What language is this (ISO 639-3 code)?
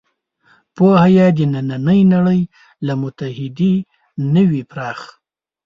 pus